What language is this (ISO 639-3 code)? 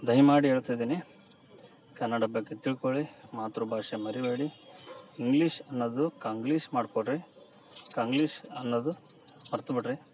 kan